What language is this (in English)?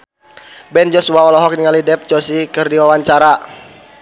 Sundanese